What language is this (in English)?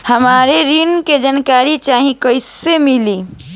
Bhojpuri